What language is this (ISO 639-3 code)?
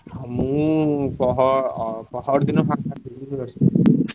ori